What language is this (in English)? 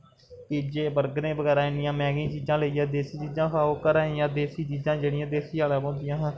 Dogri